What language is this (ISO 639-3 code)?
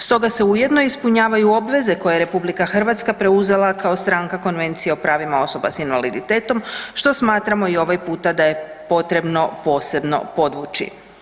hrv